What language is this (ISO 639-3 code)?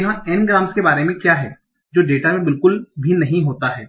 hin